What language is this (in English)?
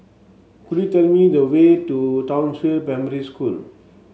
English